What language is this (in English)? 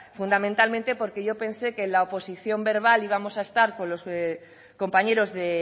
Spanish